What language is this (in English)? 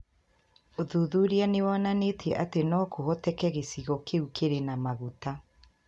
Kikuyu